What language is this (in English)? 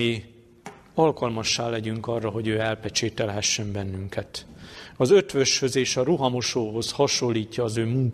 Hungarian